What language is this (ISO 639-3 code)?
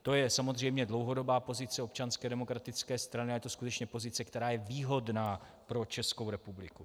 ces